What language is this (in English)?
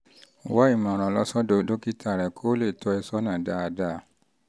Yoruba